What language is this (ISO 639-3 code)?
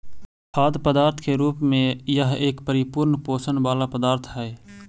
mag